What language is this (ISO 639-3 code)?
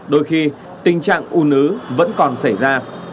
vie